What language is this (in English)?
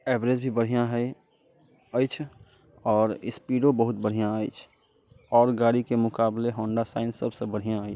Maithili